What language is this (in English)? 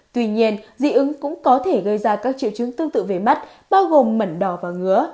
Vietnamese